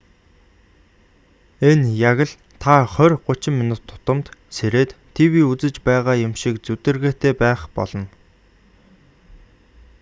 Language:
Mongolian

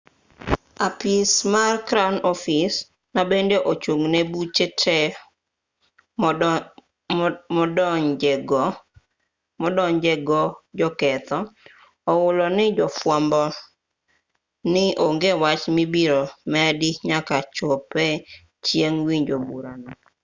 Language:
Luo (Kenya and Tanzania)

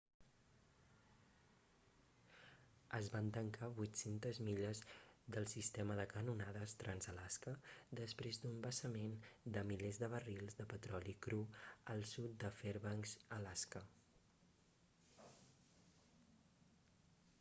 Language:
Catalan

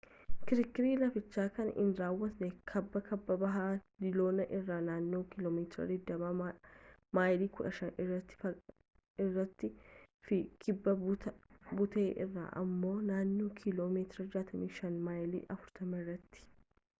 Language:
Oromo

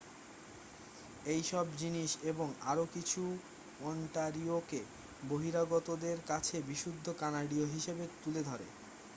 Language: Bangla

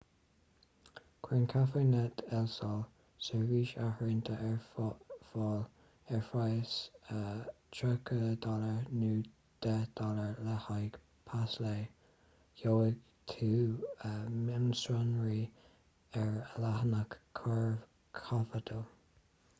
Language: Irish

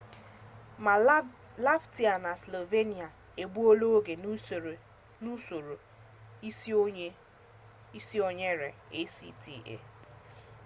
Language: Igbo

